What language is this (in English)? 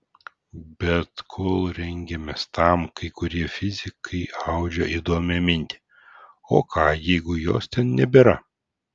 Lithuanian